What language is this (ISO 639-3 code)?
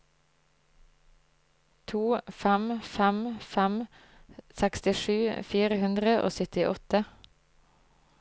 nor